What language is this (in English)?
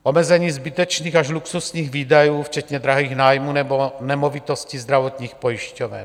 Czech